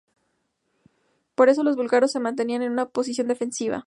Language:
Spanish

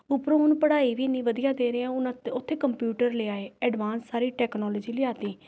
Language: Punjabi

